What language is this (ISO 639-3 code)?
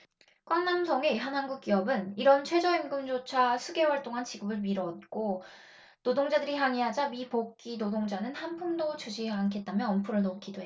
kor